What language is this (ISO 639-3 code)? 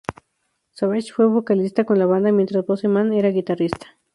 spa